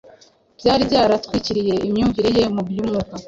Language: Kinyarwanda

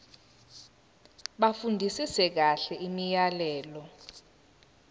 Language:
Zulu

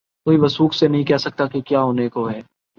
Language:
Urdu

